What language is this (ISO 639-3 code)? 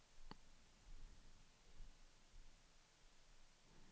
swe